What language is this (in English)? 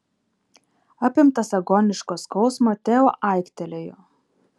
Lithuanian